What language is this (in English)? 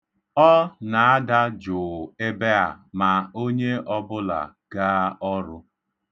Igbo